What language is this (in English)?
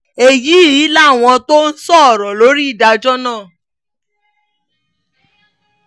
Yoruba